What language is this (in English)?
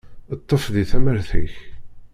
Kabyle